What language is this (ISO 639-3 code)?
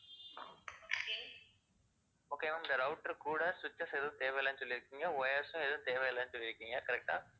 tam